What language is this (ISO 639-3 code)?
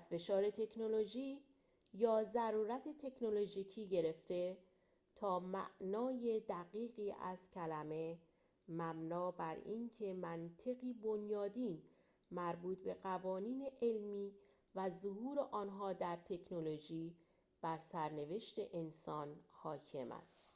fas